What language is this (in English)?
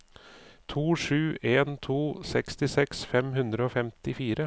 Norwegian